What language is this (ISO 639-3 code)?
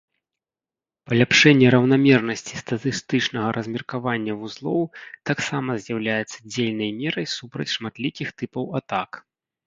bel